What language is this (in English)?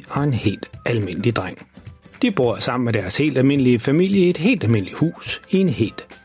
Danish